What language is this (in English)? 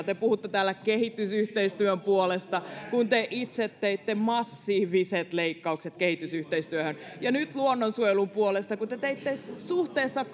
Finnish